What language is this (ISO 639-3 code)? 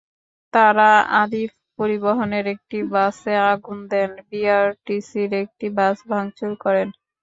ben